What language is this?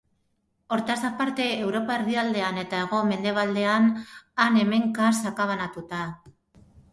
Basque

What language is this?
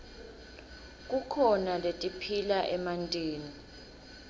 Swati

